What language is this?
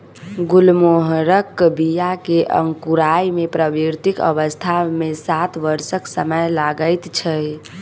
Maithili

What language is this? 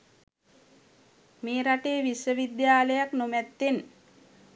Sinhala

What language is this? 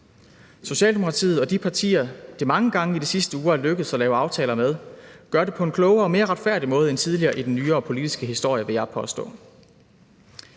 Danish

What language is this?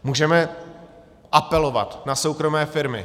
Czech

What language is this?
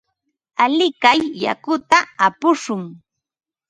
Ambo-Pasco Quechua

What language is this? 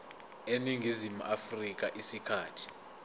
Zulu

